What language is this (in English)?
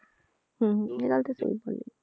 Punjabi